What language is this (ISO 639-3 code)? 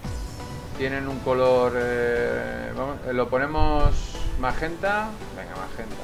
spa